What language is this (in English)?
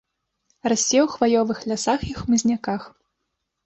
Belarusian